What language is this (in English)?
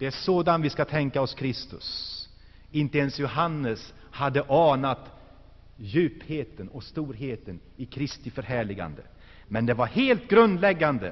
Swedish